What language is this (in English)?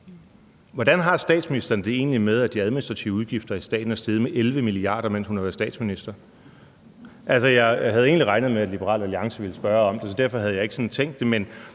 Danish